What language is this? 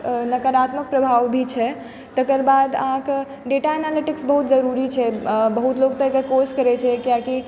Maithili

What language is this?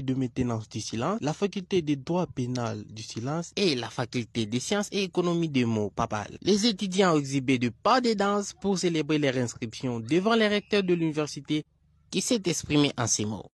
French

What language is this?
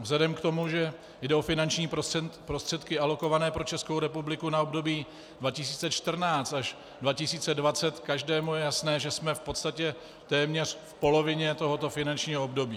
Czech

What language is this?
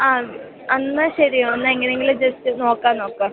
Malayalam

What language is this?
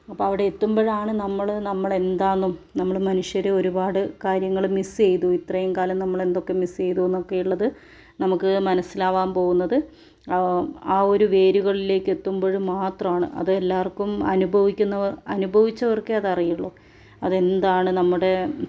Malayalam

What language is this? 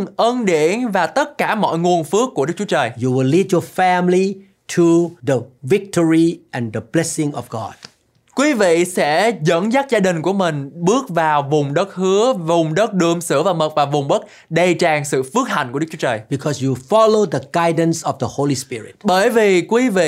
Vietnamese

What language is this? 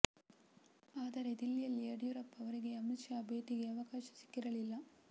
Kannada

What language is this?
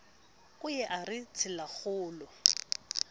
Southern Sotho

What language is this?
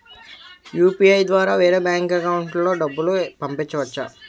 Telugu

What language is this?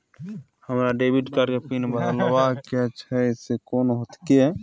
Maithili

